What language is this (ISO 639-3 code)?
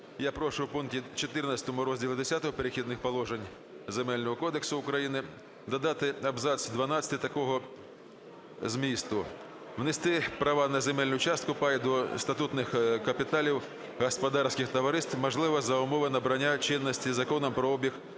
ukr